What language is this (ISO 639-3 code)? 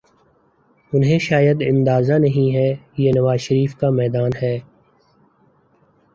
urd